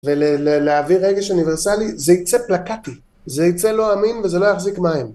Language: Hebrew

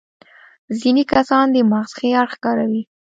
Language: Pashto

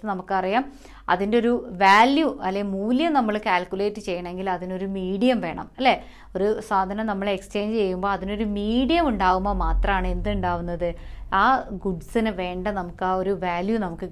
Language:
English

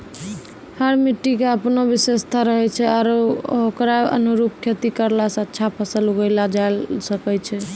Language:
Maithili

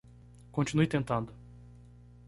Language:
Portuguese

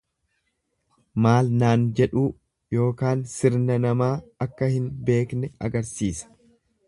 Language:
Oromo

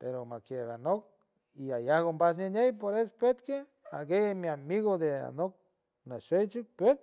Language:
San Francisco Del Mar Huave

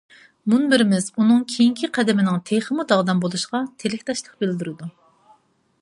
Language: Uyghur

